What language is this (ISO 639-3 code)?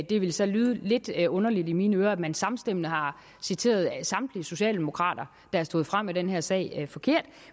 dan